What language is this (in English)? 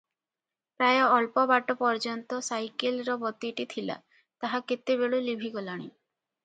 Odia